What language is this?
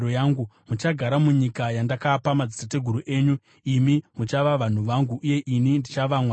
Shona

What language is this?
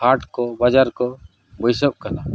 Santali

